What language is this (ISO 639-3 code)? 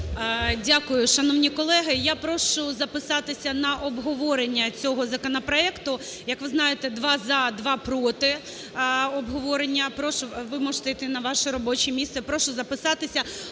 ukr